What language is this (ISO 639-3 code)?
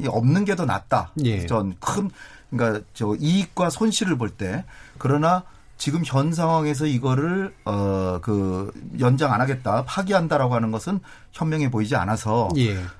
kor